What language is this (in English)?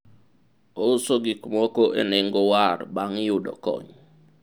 Luo (Kenya and Tanzania)